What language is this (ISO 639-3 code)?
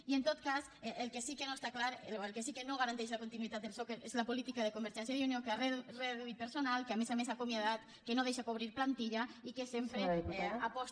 cat